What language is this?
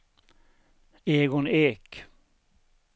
Swedish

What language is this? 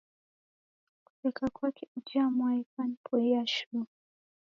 Taita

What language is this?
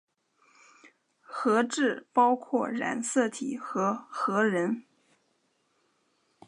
Chinese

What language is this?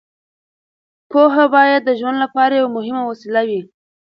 Pashto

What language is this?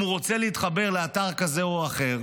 Hebrew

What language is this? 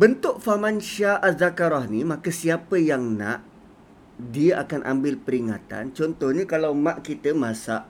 Malay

